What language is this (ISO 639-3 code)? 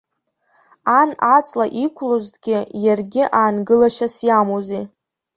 abk